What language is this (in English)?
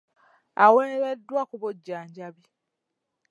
Ganda